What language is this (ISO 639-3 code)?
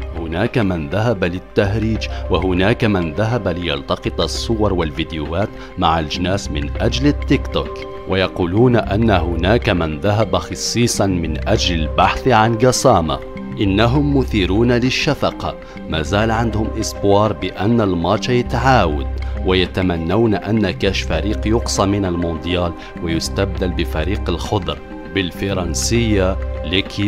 ara